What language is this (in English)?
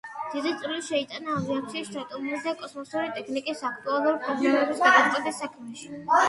Georgian